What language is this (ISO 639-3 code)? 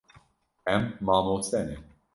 kur